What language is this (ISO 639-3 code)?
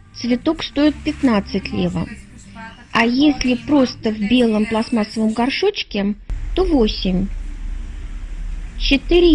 rus